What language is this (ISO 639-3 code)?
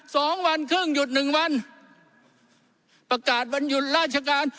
tha